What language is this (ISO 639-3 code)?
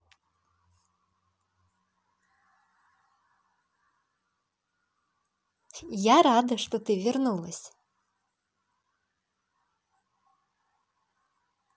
rus